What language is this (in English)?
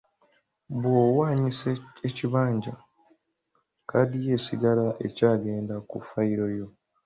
Ganda